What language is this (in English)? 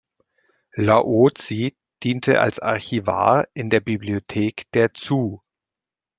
German